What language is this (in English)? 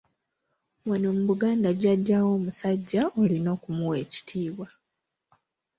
Ganda